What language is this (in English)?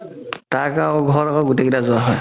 Assamese